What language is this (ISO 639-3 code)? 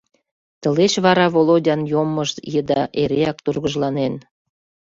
chm